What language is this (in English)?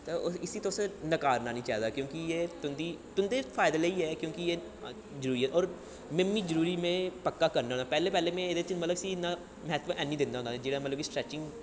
Dogri